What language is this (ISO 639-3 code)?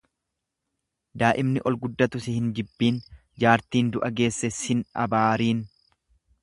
orm